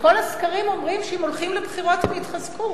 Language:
Hebrew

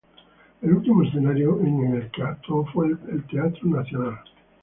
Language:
Spanish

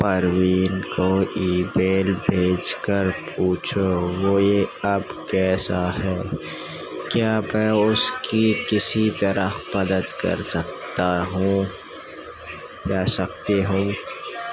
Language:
Urdu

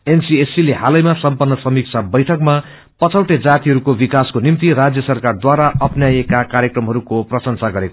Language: Nepali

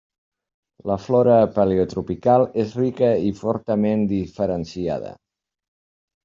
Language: Catalan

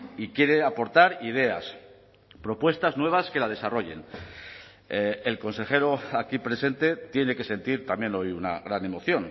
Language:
Spanish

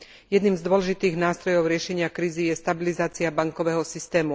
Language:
Slovak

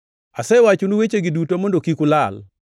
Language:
Luo (Kenya and Tanzania)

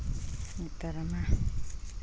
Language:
Santali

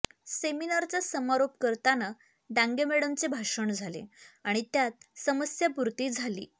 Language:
Marathi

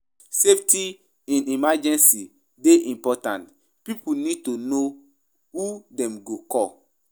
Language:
Nigerian Pidgin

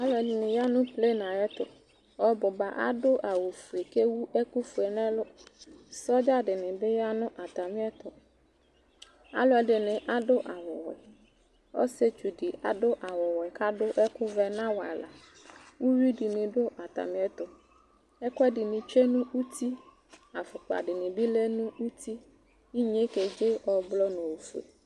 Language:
Ikposo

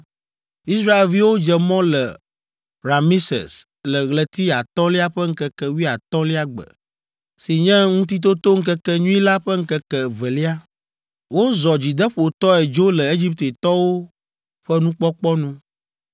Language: Ewe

